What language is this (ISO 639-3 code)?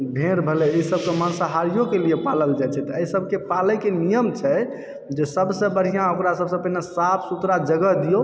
mai